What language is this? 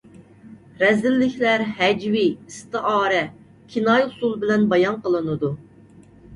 Uyghur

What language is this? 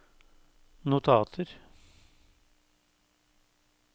Norwegian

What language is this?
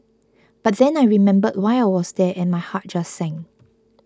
English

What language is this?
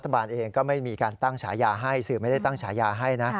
Thai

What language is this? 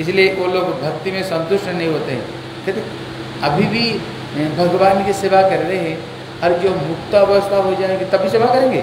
Hindi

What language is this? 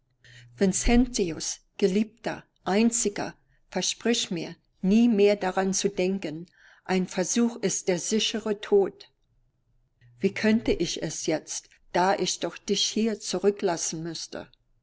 German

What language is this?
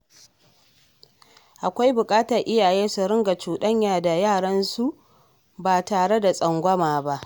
Hausa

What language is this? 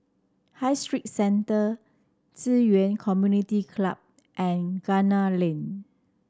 English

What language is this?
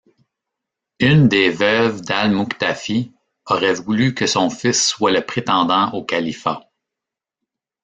French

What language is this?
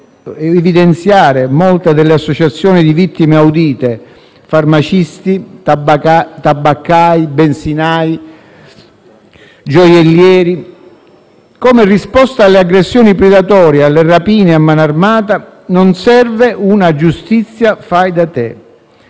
Italian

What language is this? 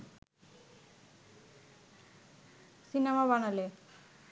Bangla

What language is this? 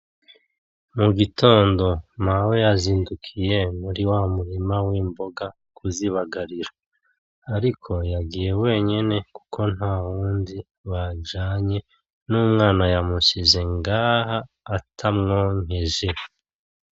Rundi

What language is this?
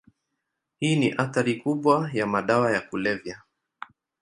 Swahili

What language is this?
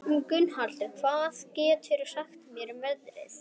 Icelandic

